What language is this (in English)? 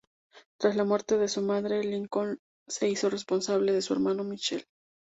Spanish